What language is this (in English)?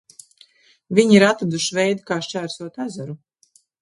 Latvian